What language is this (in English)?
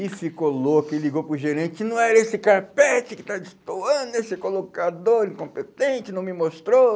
Portuguese